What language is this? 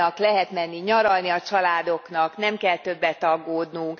Hungarian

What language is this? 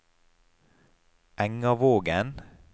Norwegian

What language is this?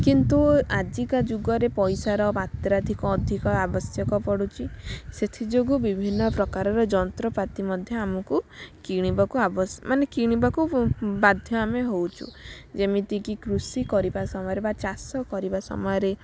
Odia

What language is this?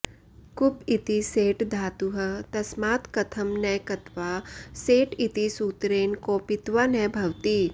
Sanskrit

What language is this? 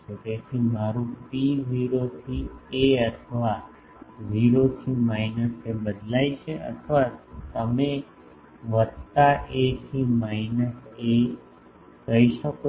Gujarati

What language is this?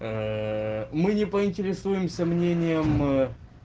Russian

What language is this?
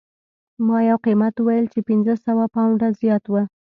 Pashto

